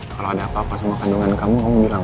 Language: Indonesian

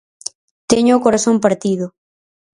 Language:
Galician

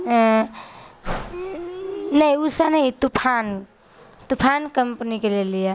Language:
Maithili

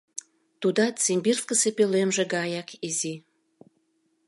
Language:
Mari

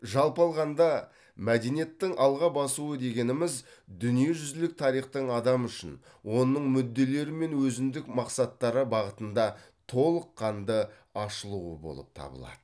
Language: Kazakh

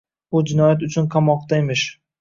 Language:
Uzbek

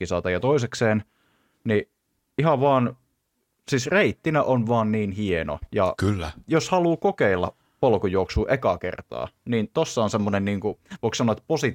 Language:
Finnish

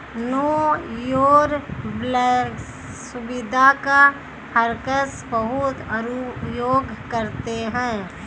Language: Hindi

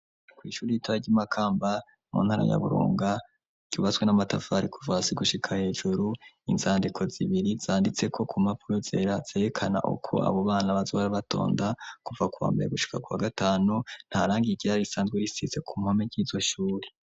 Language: Rundi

